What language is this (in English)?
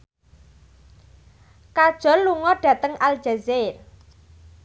Javanese